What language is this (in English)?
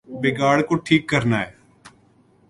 Urdu